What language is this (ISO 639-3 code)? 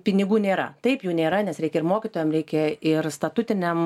lit